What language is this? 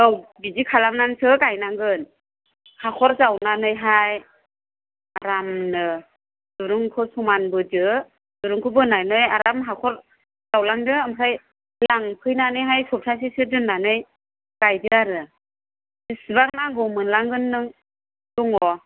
Bodo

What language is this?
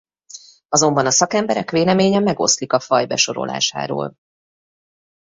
Hungarian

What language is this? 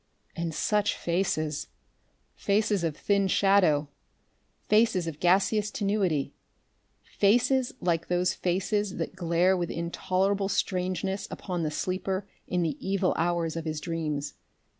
English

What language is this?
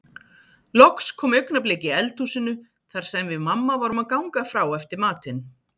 Icelandic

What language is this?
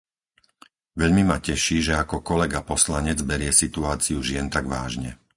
Slovak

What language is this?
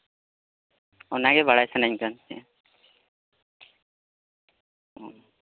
Santali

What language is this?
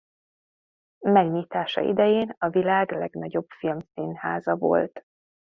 Hungarian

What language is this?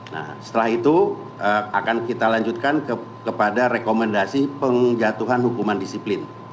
Indonesian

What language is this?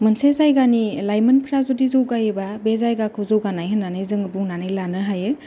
Bodo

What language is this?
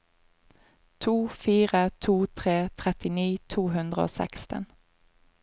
Norwegian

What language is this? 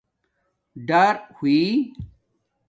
Domaaki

